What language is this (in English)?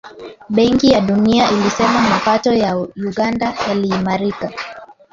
Swahili